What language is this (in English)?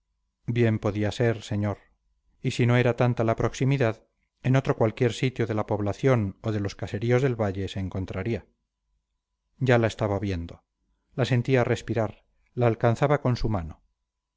Spanish